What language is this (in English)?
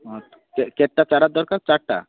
Odia